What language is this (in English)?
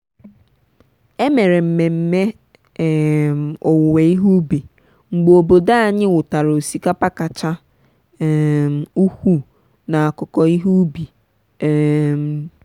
Igbo